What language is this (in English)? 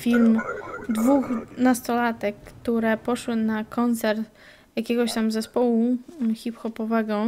Polish